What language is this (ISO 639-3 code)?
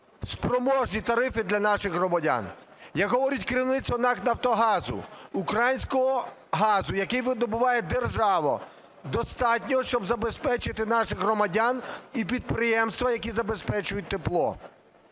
ukr